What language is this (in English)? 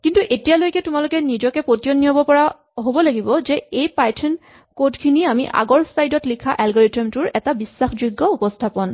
Assamese